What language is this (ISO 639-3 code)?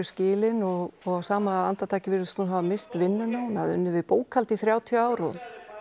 isl